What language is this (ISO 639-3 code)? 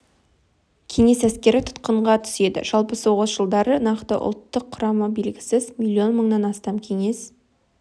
kaz